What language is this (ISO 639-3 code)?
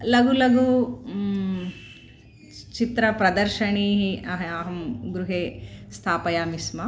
san